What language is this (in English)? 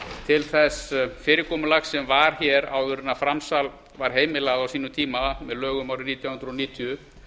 Icelandic